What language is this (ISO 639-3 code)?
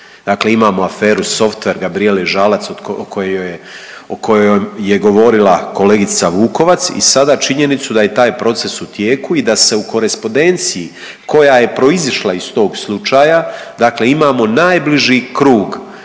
hrv